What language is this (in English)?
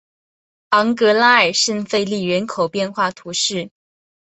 Chinese